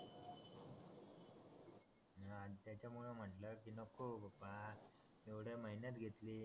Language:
Marathi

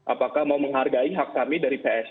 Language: Indonesian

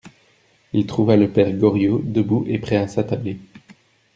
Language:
French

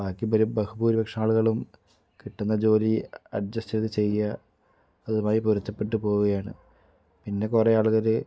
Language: Malayalam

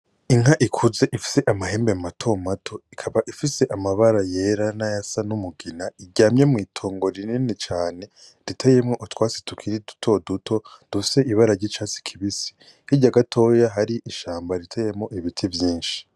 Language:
Rundi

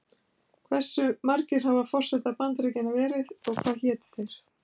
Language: Icelandic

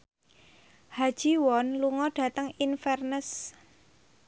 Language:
Javanese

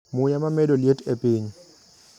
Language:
Luo (Kenya and Tanzania)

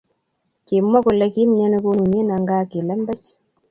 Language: Kalenjin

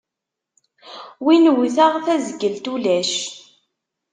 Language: Kabyle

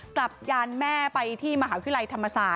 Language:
Thai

